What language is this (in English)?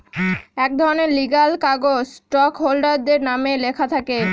Bangla